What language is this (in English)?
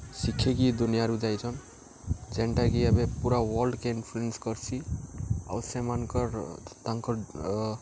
Odia